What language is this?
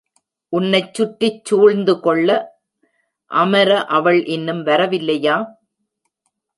Tamil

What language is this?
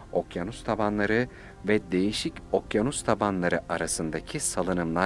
Turkish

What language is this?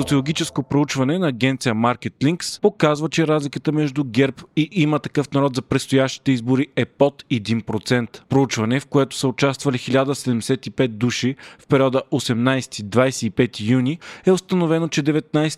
Bulgarian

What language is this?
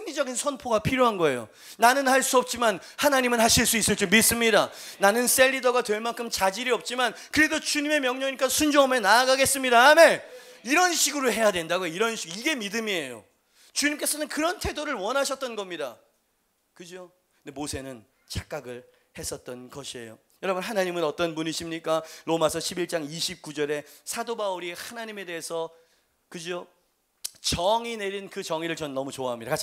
Korean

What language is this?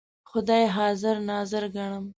Pashto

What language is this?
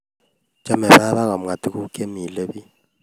Kalenjin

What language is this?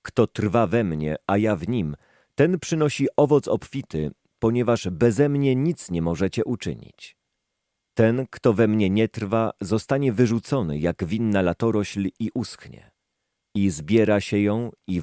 Polish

